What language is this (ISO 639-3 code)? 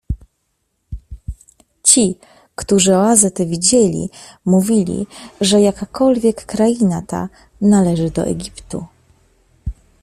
pol